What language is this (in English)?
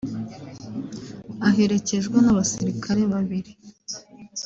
Kinyarwanda